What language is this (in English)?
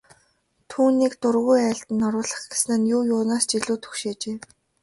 Mongolian